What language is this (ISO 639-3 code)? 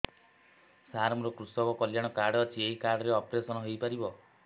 ori